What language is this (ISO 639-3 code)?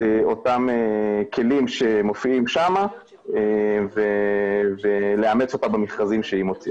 heb